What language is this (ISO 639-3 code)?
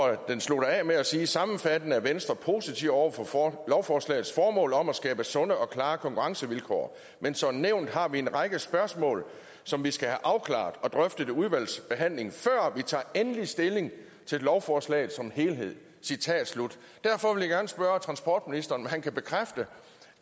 dan